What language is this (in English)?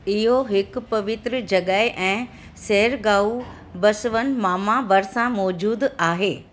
Sindhi